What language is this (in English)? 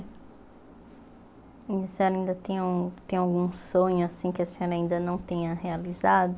Portuguese